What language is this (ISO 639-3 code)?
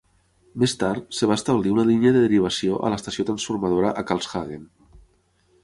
cat